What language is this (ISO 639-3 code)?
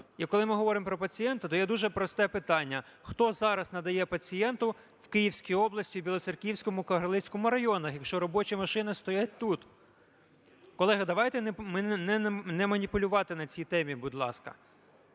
ukr